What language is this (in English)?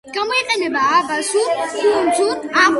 Georgian